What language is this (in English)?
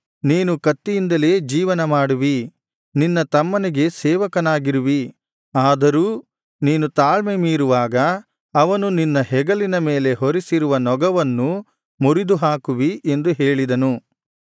Kannada